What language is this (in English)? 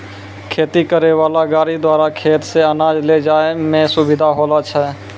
Maithili